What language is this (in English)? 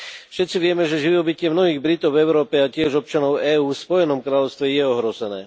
Slovak